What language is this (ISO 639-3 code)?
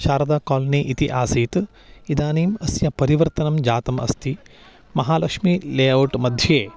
san